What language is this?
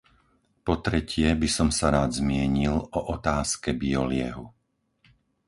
Slovak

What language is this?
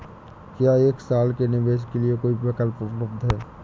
Hindi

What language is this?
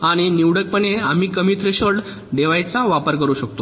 Marathi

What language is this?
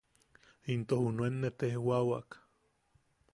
Yaqui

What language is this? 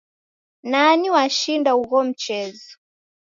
Taita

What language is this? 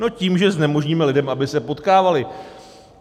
Czech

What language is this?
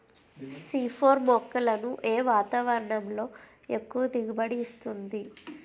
Telugu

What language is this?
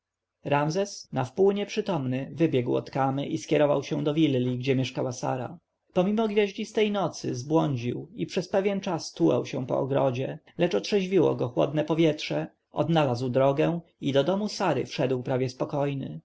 Polish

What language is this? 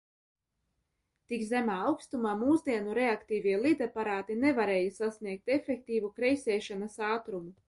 Latvian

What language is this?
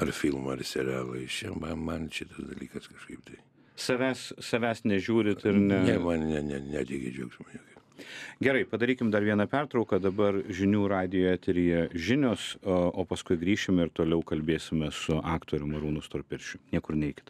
Lithuanian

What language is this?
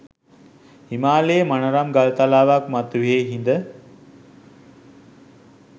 Sinhala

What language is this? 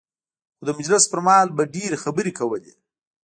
Pashto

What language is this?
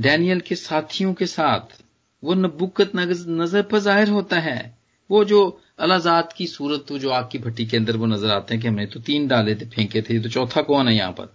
Hindi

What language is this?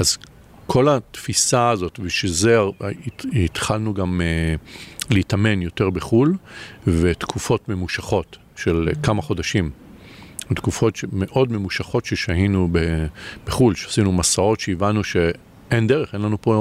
Hebrew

